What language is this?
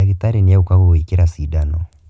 Kikuyu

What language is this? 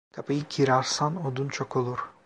Turkish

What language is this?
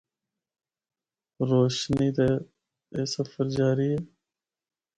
Northern Hindko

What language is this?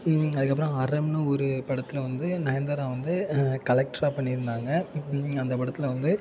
Tamil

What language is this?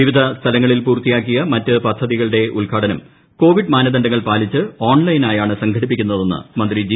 Malayalam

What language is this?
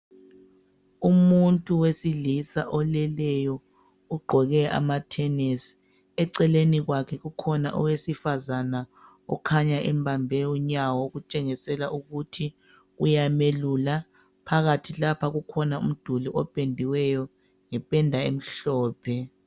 North Ndebele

